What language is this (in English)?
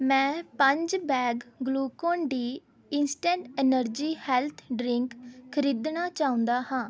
Punjabi